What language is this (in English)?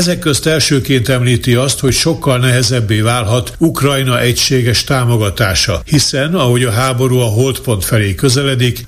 Hungarian